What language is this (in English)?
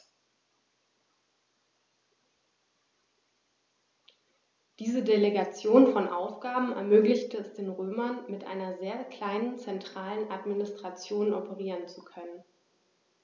German